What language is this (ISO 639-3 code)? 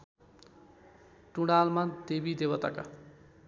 nep